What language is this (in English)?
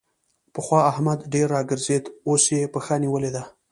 Pashto